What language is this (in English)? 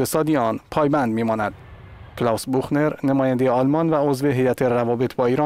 Persian